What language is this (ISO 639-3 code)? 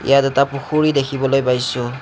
asm